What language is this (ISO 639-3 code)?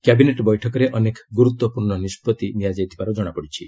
ori